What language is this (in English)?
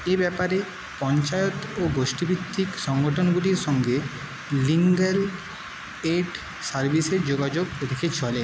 Bangla